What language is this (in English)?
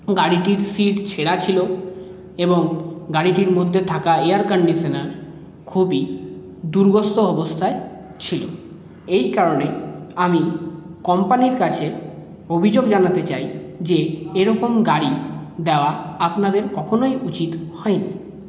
Bangla